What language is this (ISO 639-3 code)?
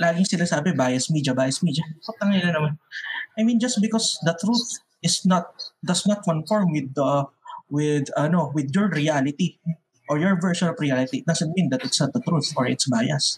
fil